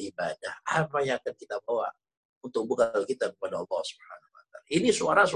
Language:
Indonesian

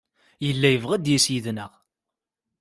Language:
Kabyle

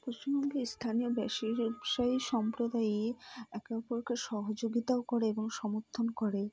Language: Bangla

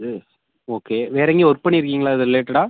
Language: Tamil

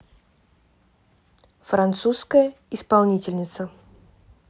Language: Russian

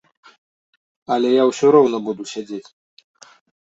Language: Belarusian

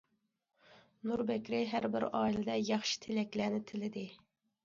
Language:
Uyghur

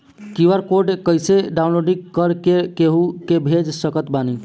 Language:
Bhojpuri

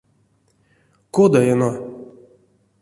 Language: Erzya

